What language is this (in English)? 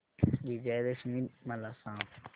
Marathi